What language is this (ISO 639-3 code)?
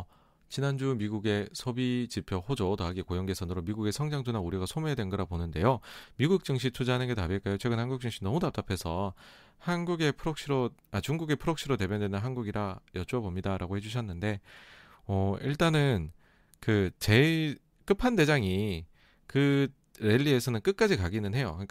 kor